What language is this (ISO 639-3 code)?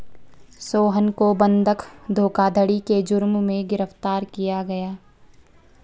hin